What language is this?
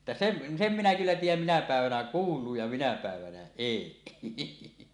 Finnish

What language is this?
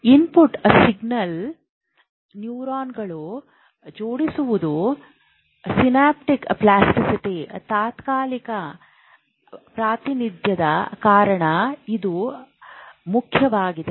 Kannada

